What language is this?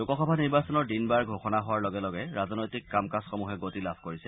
Assamese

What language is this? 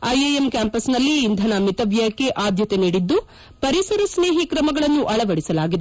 Kannada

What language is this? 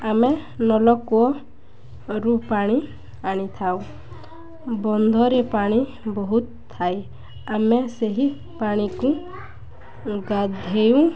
Odia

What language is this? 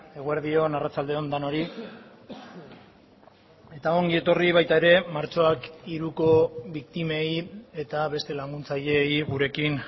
Basque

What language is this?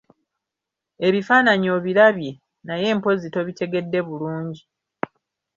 Ganda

